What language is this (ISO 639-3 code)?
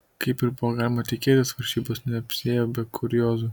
lit